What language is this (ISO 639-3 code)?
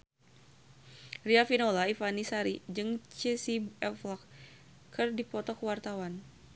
sun